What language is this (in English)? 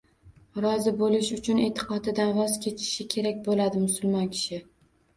Uzbek